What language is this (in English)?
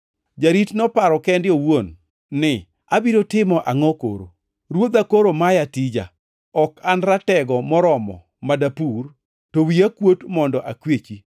Luo (Kenya and Tanzania)